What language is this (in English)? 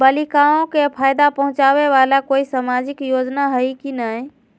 Magahi